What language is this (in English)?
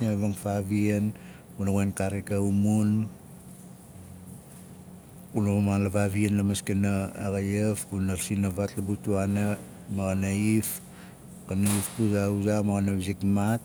Nalik